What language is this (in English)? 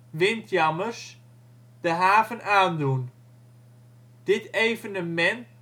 Dutch